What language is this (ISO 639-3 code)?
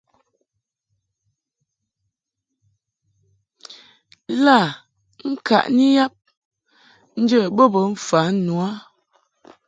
mhk